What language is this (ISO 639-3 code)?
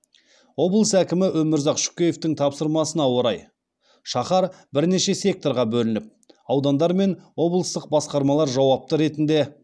kaz